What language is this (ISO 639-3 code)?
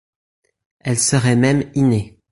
fra